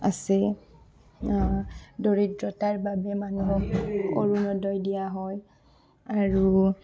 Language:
Assamese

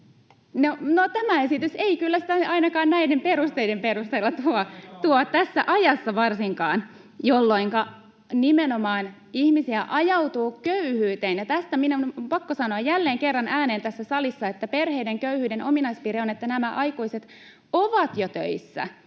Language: Finnish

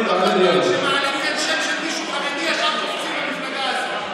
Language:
Hebrew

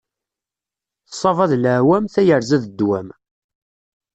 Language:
Kabyle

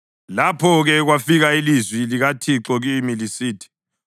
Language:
North Ndebele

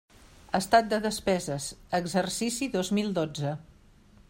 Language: Catalan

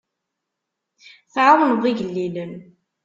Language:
Kabyle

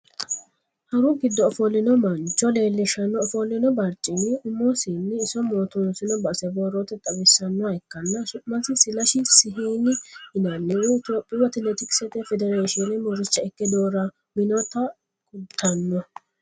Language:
Sidamo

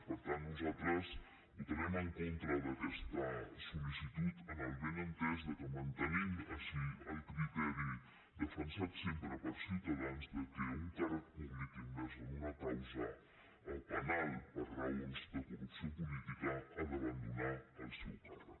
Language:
Catalan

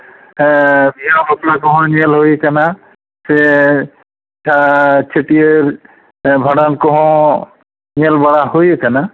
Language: Santali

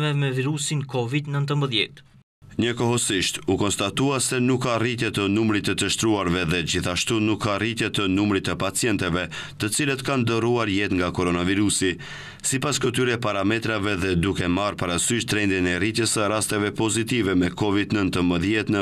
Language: Romanian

